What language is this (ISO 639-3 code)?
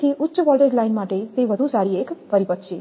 guj